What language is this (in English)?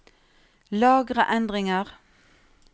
Norwegian